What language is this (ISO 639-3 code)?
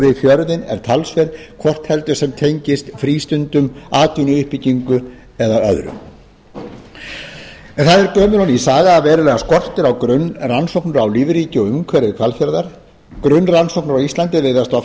isl